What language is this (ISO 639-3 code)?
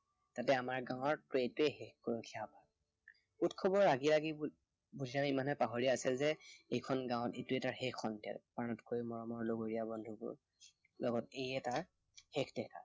asm